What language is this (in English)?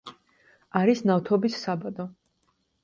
Georgian